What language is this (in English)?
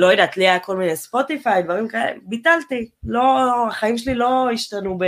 Hebrew